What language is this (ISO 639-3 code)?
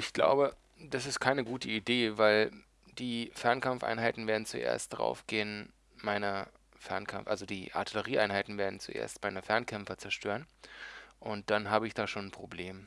deu